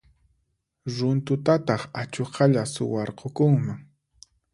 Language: Puno Quechua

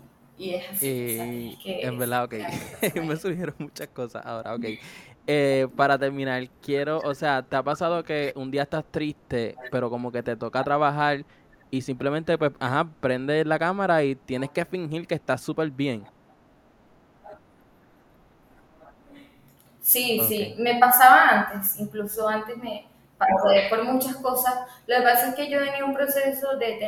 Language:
Spanish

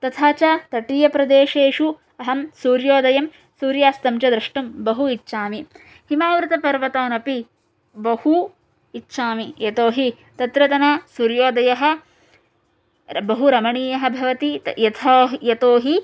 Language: Sanskrit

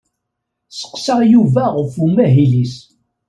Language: Kabyle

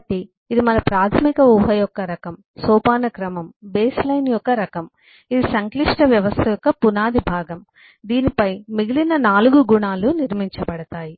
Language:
Telugu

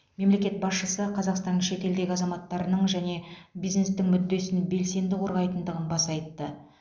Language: Kazakh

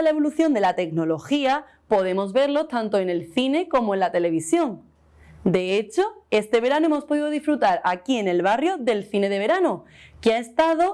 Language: Spanish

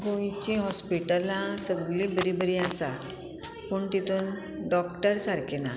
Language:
Konkani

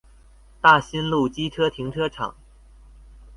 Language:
Chinese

